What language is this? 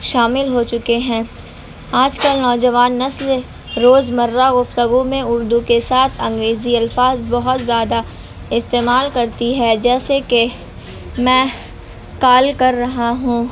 Urdu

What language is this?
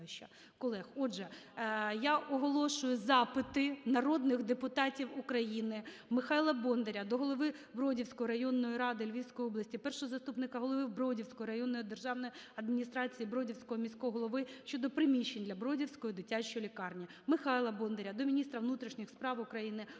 Ukrainian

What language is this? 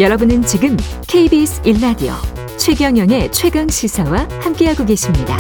Korean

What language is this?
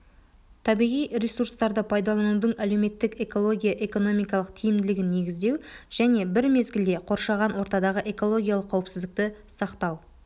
Kazakh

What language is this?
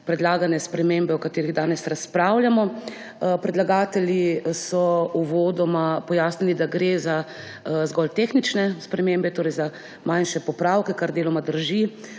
Slovenian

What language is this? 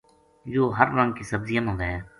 Gujari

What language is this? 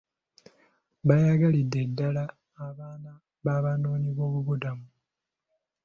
Ganda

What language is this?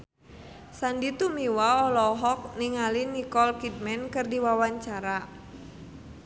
Sundanese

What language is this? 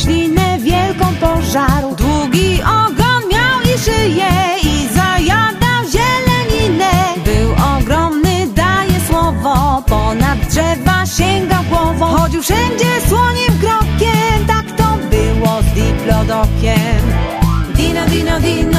Polish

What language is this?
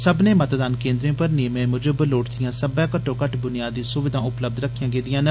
Dogri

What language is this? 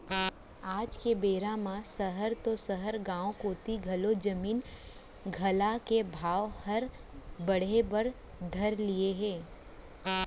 Chhattisgarhi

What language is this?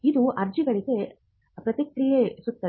Kannada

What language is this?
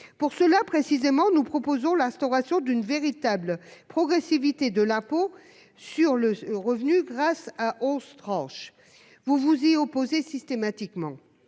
French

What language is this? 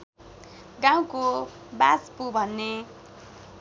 Nepali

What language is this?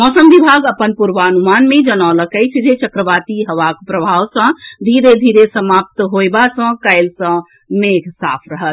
Maithili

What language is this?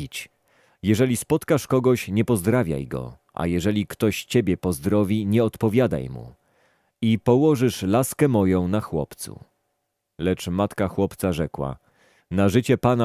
Polish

